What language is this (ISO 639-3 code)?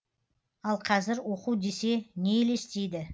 kaz